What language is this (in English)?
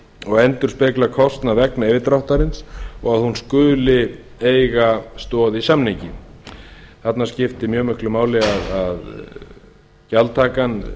Icelandic